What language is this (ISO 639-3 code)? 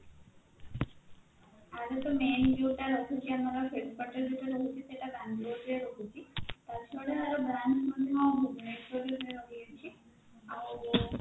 ori